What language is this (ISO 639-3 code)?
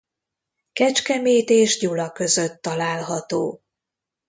hun